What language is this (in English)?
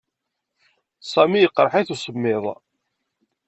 Kabyle